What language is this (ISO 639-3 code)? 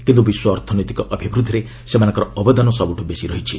ori